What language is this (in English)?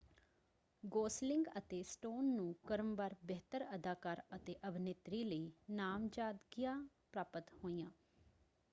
Punjabi